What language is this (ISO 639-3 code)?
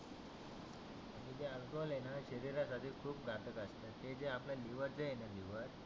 mar